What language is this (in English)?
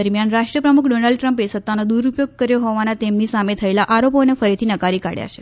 Gujarati